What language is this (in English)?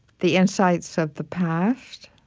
English